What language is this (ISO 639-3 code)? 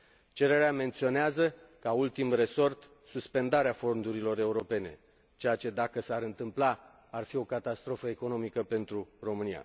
ron